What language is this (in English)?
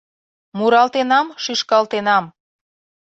Mari